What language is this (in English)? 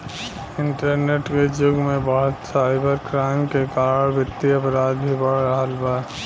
Bhojpuri